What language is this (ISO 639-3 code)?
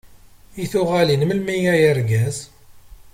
kab